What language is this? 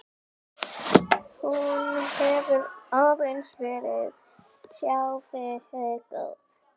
Icelandic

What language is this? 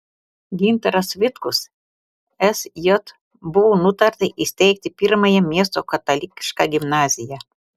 Lithuanian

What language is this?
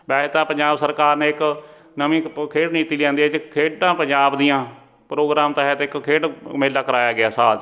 Punjabi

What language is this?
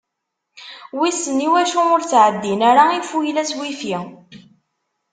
Kabyle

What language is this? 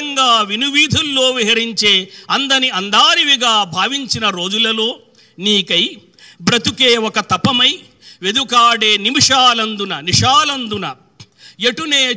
Telugu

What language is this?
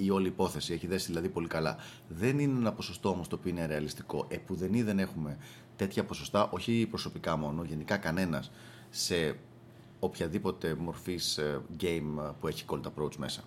Greek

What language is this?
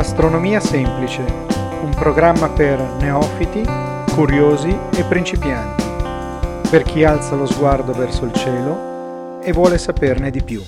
Italian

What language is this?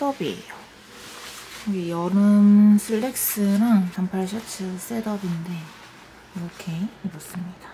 Korean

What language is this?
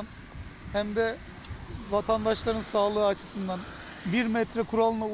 Turkish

